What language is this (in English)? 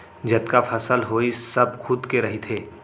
Chhattisgarhi